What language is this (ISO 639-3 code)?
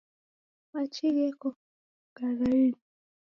dav